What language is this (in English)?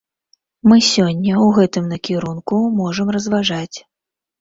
Belarusian